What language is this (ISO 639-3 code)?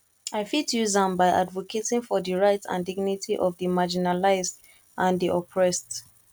pcm